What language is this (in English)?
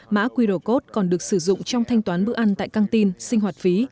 Vietnamese